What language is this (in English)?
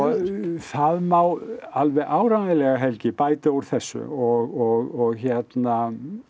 Icelandic